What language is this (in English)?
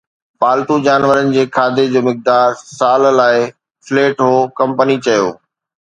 Sindhi